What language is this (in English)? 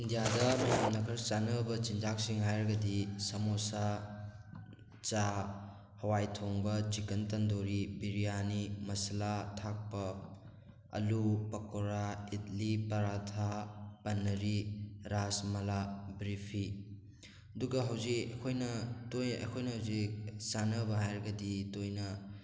Manipuri